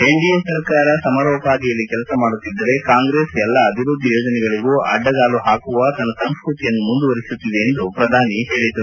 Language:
Kannada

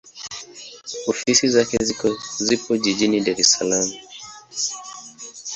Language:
Swahili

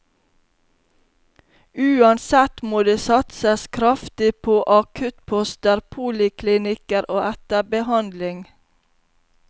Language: Norwegian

